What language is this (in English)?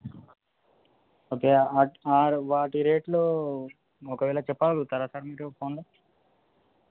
Telugu